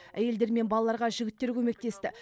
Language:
Kazakh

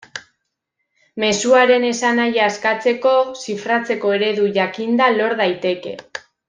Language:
Basque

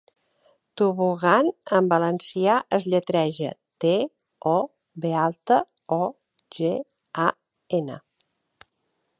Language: Catalan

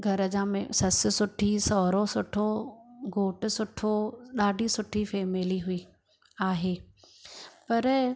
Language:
Sindhi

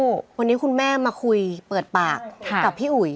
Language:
Thai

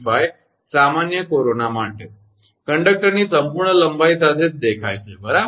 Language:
Gujarati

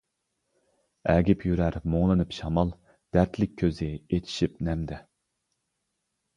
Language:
Uyghur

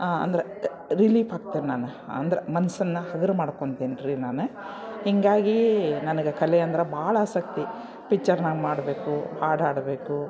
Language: Kannada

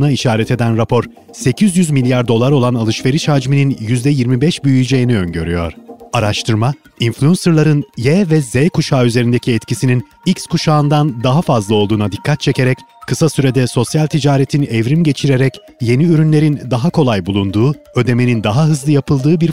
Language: Turkish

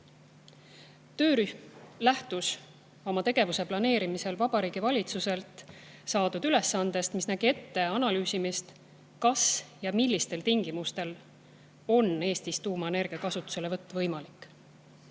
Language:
Estonian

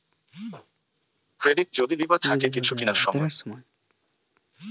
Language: Bangla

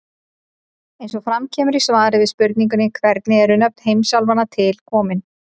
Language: Icelandic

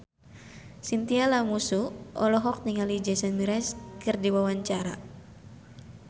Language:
Sundanese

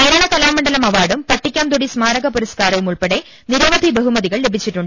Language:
Malayalam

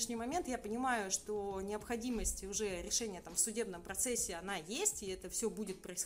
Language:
Russian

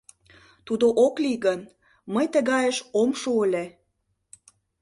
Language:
Mari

